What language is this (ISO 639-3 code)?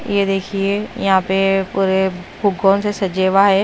hin